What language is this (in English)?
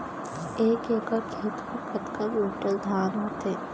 Chhattisgarhi